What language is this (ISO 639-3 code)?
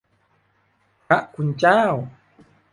tha